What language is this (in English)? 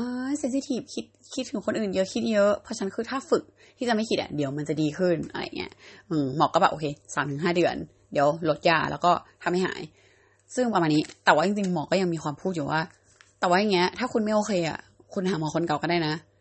Thai